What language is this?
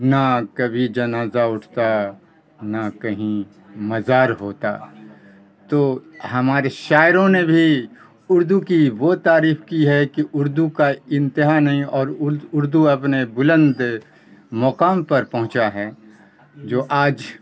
Urdu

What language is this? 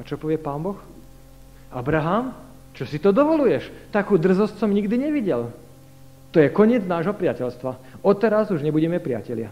Slovak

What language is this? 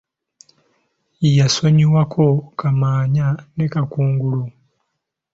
Ganda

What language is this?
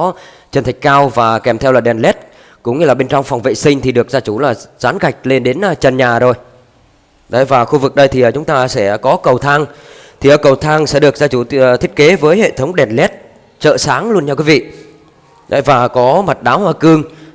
Vietnamese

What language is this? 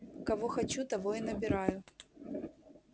Russian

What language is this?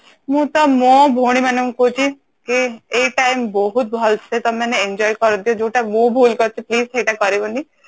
Odia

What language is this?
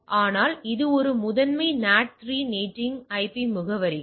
Tamil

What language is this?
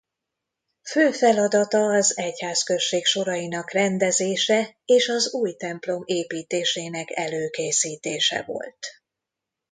Hungarian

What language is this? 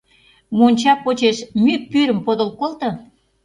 Mari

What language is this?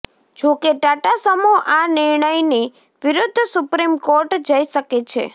Gujarati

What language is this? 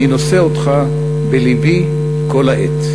Hebrew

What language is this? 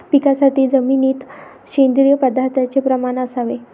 Marathi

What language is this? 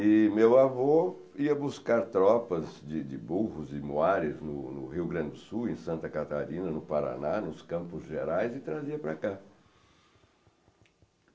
Portuguese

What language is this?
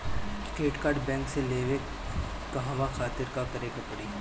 Bhojpuri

